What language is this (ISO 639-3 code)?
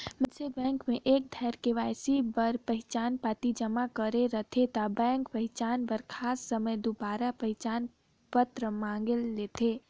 hne